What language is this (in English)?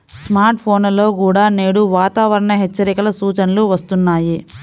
Telugu